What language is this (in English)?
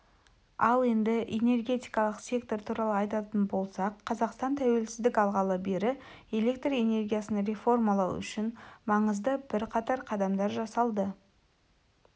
Kazakh